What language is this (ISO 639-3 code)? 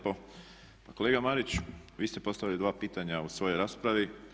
hrv